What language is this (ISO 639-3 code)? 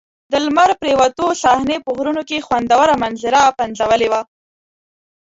pus